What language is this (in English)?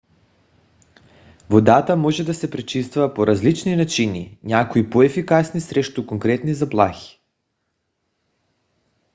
Bulgarian